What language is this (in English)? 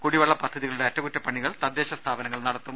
Malayalam